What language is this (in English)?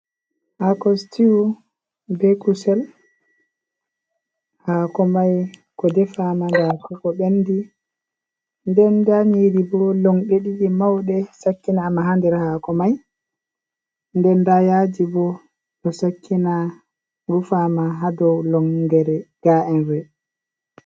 Fula